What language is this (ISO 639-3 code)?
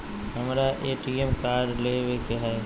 mag